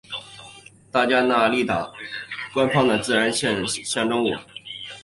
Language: Chinese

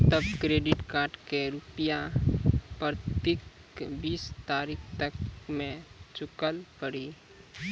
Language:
Maithili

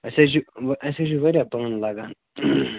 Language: Kashmiri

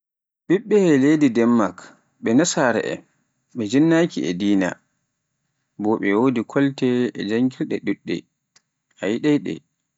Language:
Pular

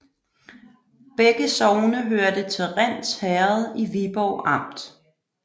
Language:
Danish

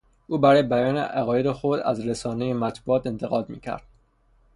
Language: Persian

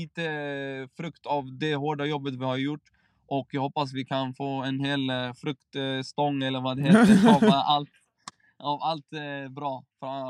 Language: Swedish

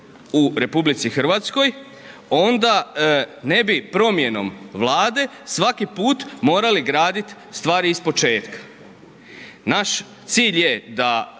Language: Croatian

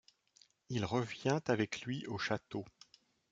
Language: French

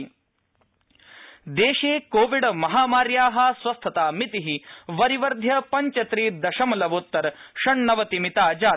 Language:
Sanskrit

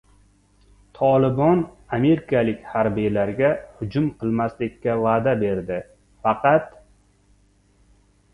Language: Uzbek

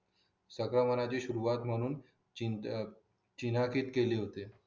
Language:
Marathi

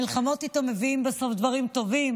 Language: Hebrew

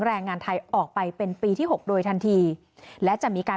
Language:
Thai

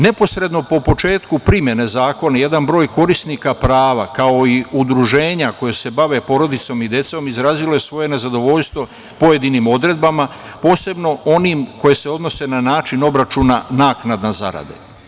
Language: Serbian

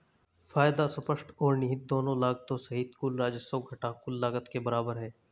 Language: Hindi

